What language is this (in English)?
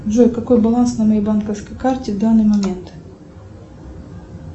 Russian